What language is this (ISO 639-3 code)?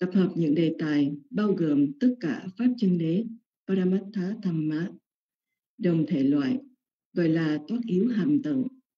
vie